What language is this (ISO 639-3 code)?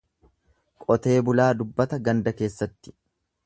orm